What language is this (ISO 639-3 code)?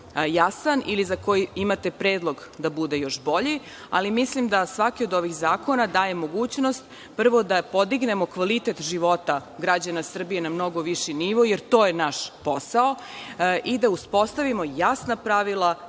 srp